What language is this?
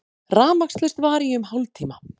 Icelandic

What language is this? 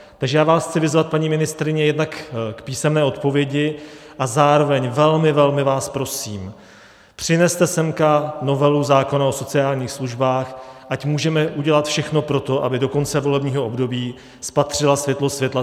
Czech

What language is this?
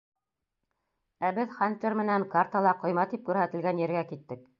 Bashkir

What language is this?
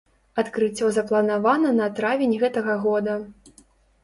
Belarusian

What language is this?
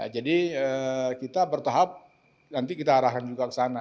Indonesian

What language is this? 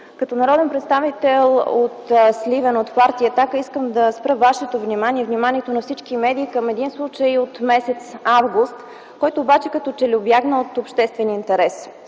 Bulgarian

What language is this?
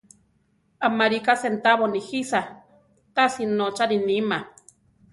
Central Tarahumara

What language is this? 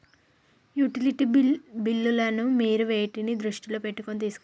Telugu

